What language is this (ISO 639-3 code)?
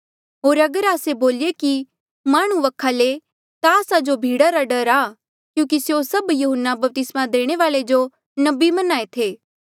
mjl